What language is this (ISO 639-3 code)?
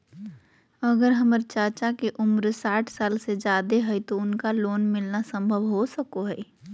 mag